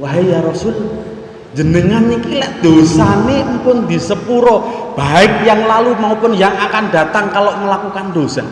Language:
Indonesian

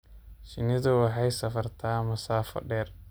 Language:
Somali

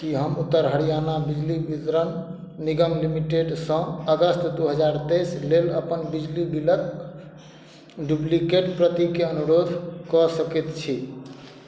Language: Maithili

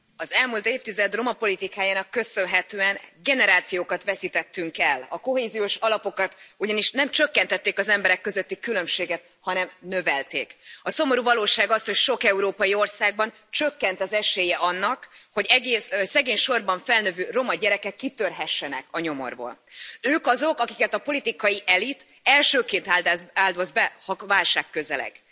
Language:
Hungarian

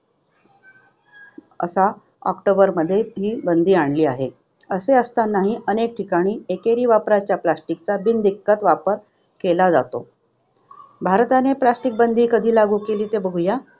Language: Marathi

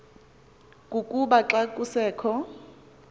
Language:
Xhosa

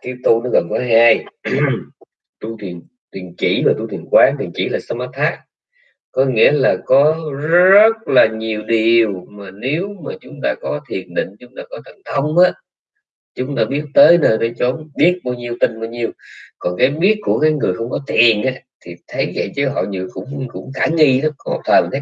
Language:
Vietnamese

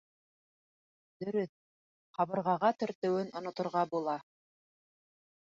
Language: Bashkir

